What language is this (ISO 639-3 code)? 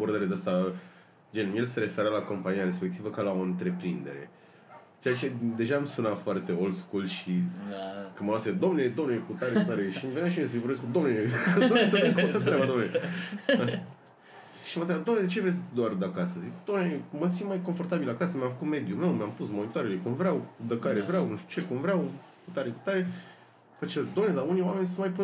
ron